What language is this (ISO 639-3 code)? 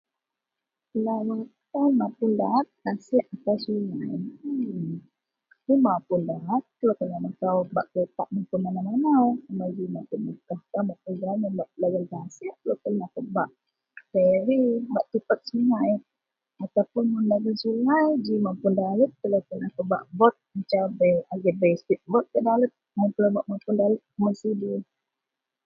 mel